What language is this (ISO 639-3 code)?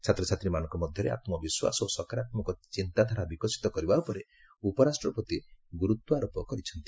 ori